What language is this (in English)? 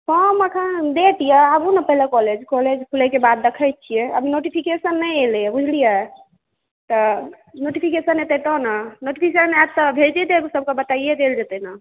Maithili